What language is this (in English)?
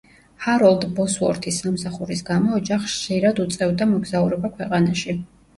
Georgian